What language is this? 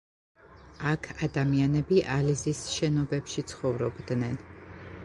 Georgian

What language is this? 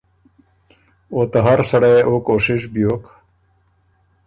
Ormuri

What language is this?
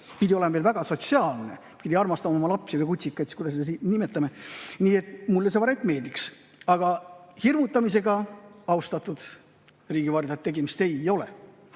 Estonian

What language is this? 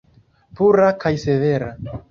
Esperanto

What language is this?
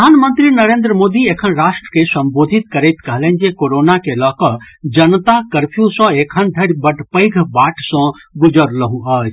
Maithili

